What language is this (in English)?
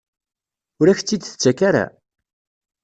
Kabyle